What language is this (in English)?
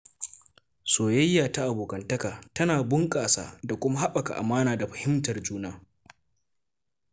Hausa